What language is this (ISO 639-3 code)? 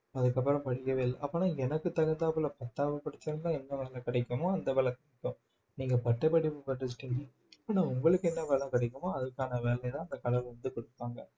tam